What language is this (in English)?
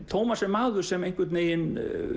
Icelandic